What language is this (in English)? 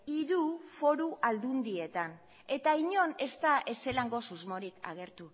Basque